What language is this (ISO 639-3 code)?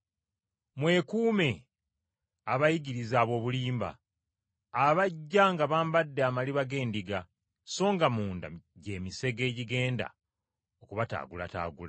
lug